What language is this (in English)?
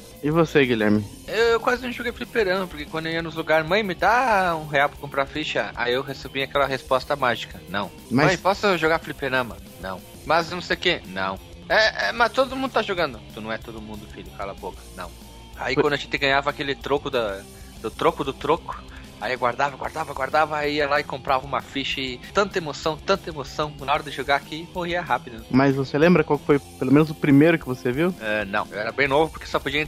Portuguese